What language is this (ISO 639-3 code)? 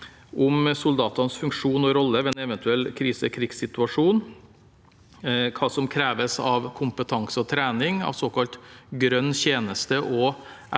nor